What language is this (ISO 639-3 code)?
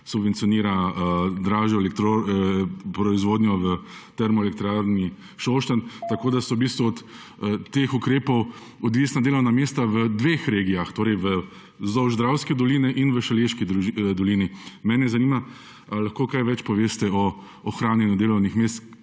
slv